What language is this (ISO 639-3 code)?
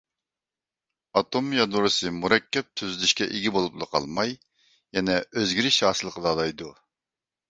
uig